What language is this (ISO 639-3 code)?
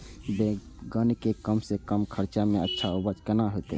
mai